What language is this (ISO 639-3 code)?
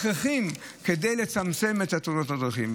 heb